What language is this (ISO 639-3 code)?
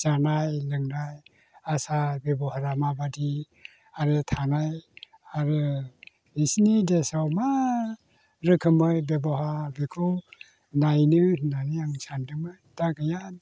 brx